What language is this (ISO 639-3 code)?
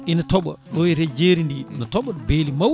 ful